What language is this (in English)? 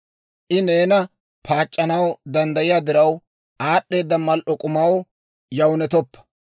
Dawro